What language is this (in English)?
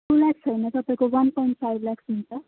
Nepali